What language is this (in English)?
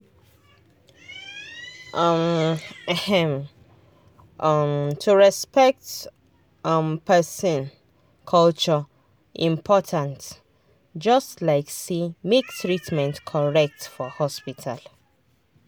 Nigerian Pidgin